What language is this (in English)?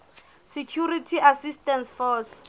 Southern Sotho